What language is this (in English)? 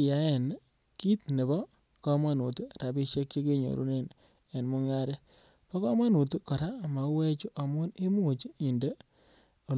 Kalenjin